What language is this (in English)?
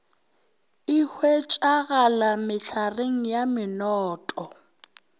Northern Sotho